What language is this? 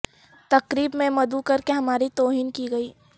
Urdu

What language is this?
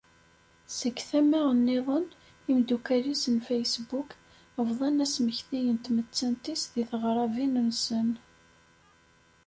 Kabyle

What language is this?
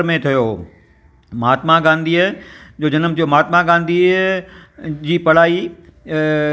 Sindhi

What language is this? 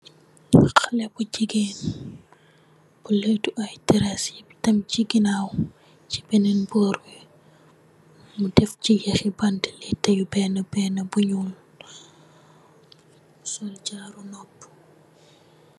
Wolof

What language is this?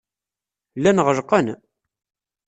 Kabyle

